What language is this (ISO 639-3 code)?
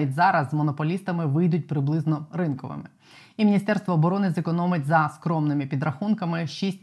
ukr